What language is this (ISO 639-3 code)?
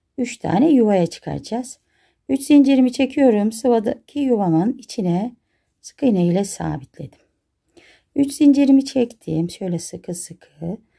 tur